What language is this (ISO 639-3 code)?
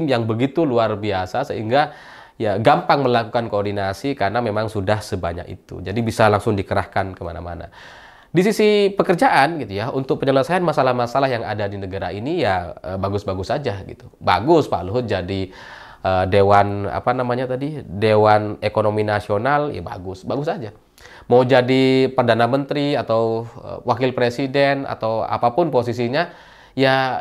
ind